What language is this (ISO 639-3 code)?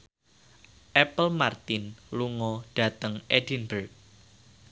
jav